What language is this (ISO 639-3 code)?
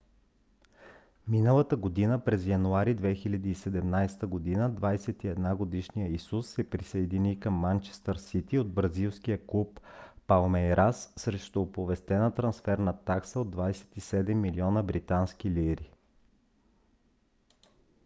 bul